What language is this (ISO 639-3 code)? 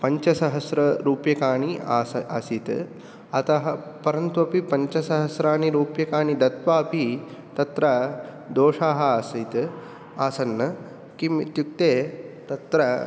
san